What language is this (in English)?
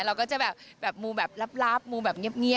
Thai